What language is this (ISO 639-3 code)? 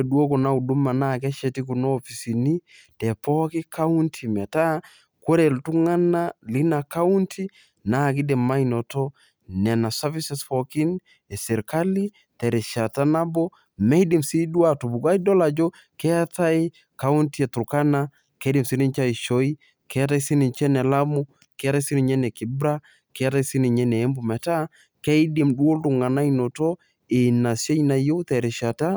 mas